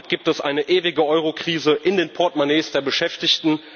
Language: German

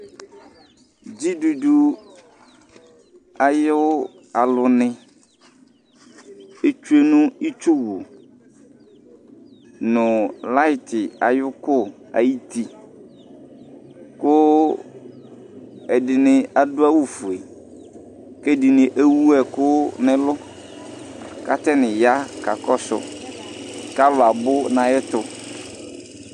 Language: Ikposo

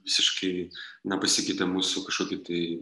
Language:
Lithuanian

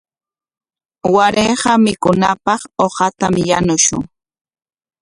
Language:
Corongo Ancash Quechua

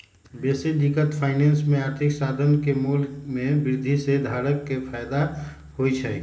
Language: Magahi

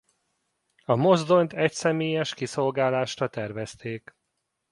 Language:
Hungarian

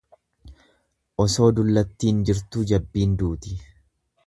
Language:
Oromo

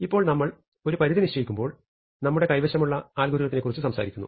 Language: Malayalam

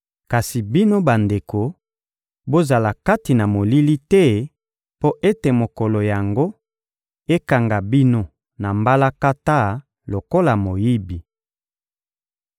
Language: Lingala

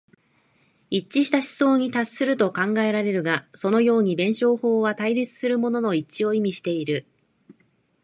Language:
Japanese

